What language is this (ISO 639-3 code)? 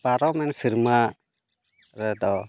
sat